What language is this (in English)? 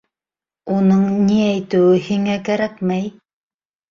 Bashkir